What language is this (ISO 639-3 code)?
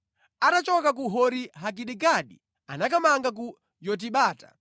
nya